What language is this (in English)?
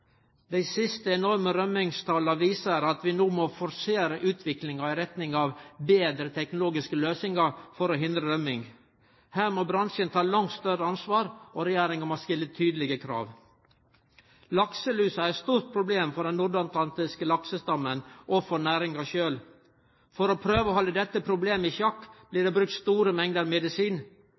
Norwegian Nynorsk